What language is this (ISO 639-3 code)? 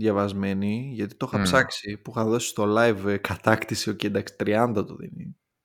ell